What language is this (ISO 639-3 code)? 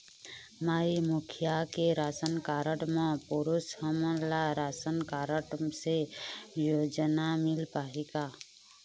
hne